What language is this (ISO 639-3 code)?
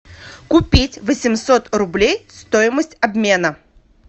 rus